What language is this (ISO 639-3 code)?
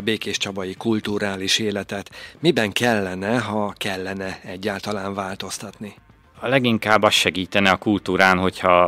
hun